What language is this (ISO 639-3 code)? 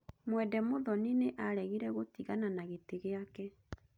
kik